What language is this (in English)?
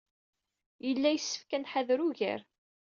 Kabyle